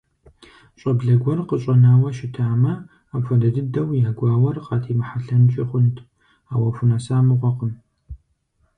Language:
Kabardian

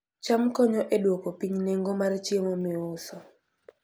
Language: Luo (Kenya and Tanzania)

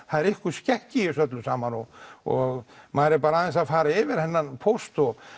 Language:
Icelandic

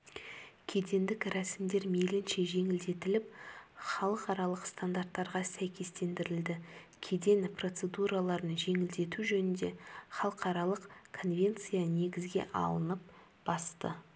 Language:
Kazakh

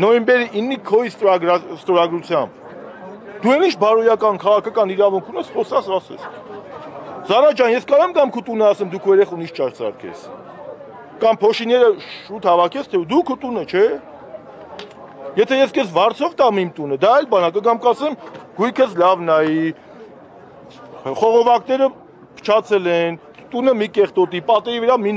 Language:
Turkish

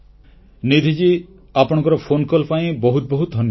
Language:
Odia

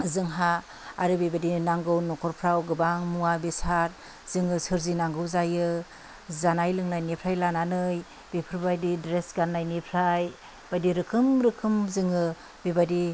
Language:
Bodo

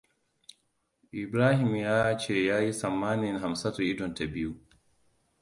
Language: Hausa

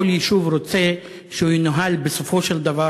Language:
Hebrew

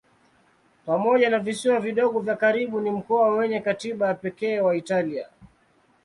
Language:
Swahili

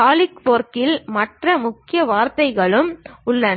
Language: Tamil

